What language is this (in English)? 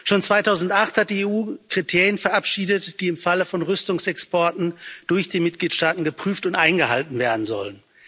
German